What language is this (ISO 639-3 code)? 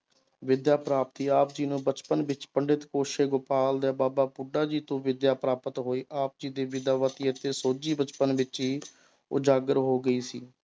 pan